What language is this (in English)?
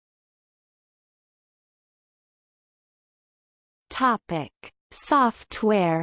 English